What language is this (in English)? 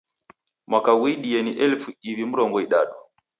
Taita